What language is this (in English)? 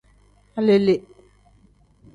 Tem